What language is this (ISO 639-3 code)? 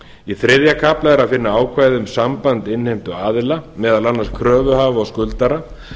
isl